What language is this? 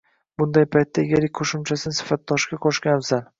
Uzbek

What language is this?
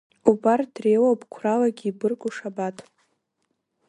Abkhazian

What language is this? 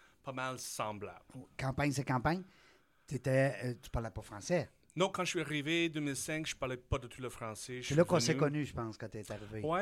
French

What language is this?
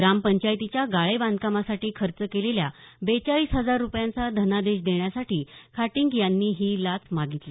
Marathi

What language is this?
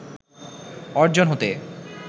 Bangla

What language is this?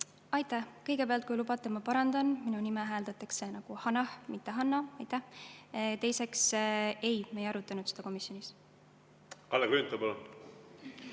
Estonian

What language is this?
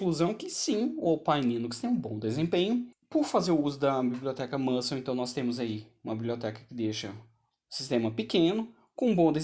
Portuguese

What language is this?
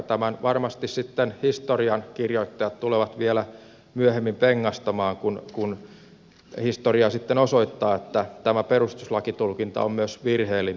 Finnish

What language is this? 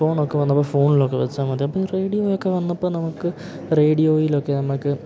Malayalam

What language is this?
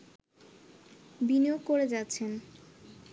Bangla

